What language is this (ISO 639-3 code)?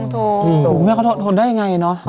tha